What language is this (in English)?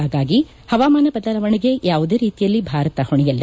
Kannada